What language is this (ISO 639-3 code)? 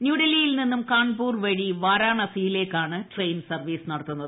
mal